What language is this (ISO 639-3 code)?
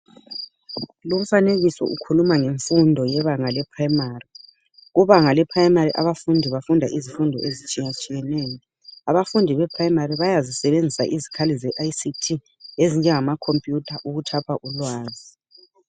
nde